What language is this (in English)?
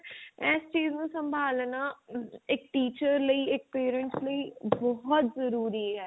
Punjabi